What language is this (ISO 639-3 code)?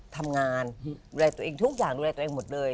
tha